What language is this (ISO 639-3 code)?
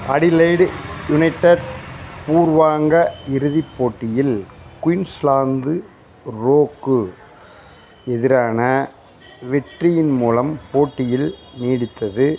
tam